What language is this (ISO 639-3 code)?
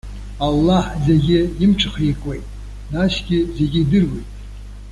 abk